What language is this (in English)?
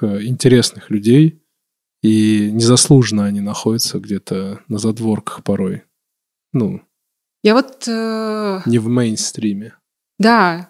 Russian